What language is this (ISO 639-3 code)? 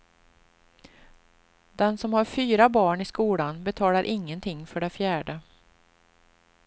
swe